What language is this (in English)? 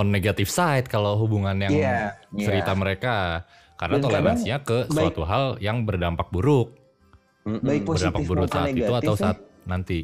Indonesian